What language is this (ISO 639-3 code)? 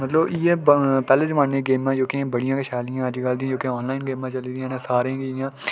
doi